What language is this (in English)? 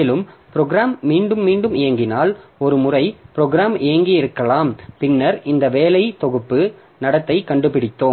Tamil